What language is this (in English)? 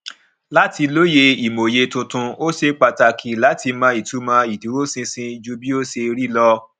Yoruba